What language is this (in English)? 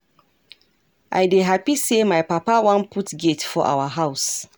Nigerian Pidgin